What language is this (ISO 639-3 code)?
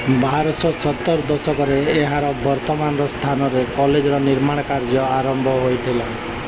ori